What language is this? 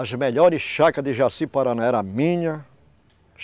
Portuguese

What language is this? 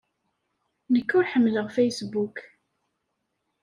Kabyle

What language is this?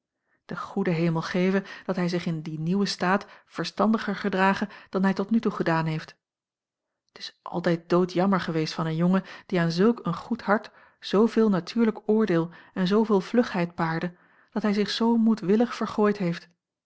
Dutch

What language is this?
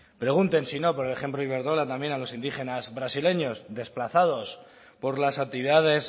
Spanish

